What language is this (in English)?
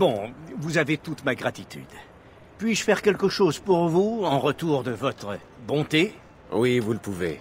French